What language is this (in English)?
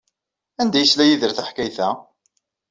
Kabyle